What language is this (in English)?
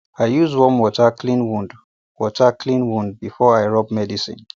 Nigerian Pidgin